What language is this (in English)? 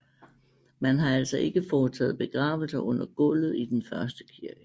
Danish